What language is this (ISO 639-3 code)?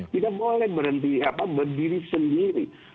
ind